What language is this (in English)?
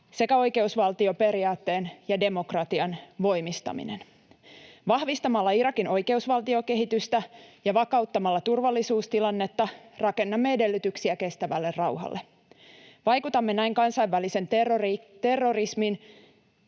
Finnish